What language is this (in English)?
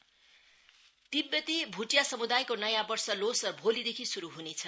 Nepali